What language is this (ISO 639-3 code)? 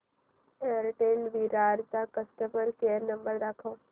mar